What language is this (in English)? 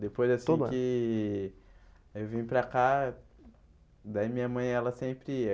Portuguese